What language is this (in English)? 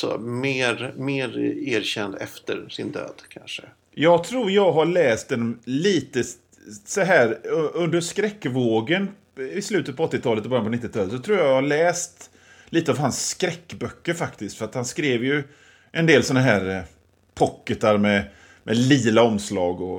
Swedish